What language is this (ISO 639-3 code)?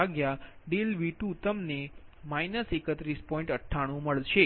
guj